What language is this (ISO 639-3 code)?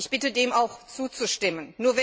deu